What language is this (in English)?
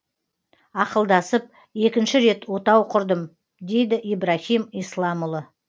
Kazakh